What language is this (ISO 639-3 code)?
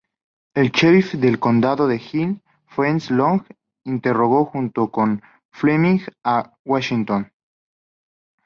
spa